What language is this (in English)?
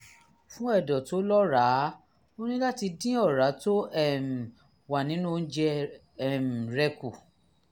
Yoruba